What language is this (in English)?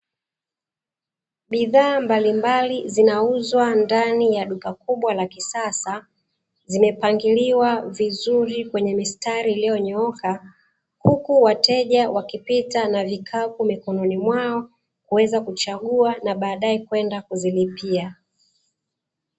Swahili